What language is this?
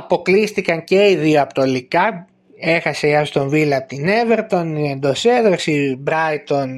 Greek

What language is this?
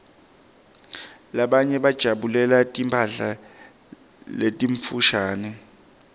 Swati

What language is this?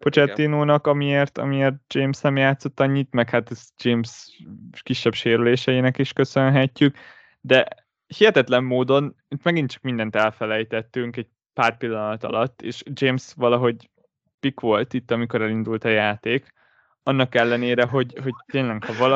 Hungarian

